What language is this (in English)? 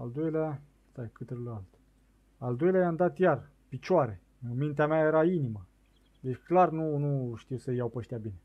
Romanian